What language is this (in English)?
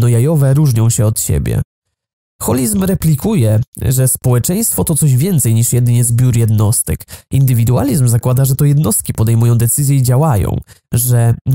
Polish